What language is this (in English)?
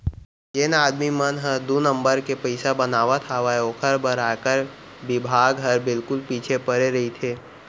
Chhattisgarhi